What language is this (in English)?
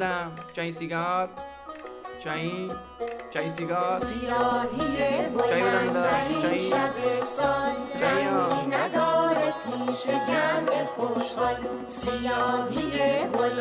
Persian